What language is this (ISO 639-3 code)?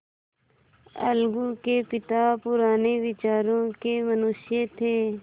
hin